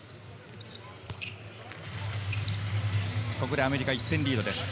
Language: Japanese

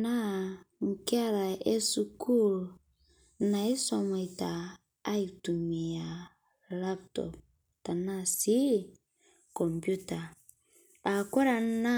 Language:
Masai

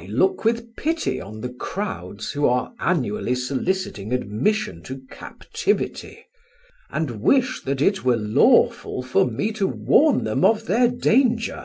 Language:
English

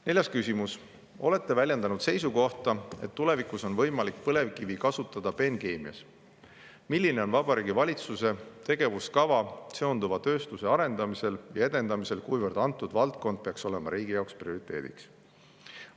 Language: Estonian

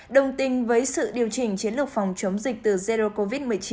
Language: Vietnamese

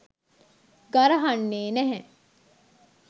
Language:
Sinhala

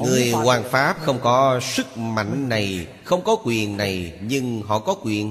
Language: Vietnamese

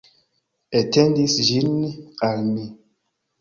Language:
Esperanto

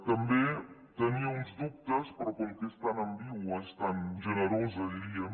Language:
Catalan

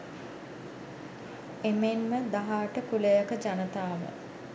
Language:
Sinhala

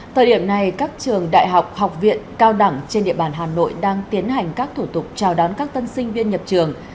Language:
Vietnamese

